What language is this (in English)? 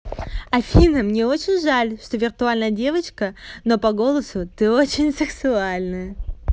Russian